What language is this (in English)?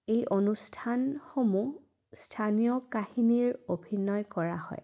Assamese